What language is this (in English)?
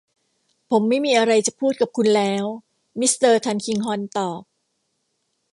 Thai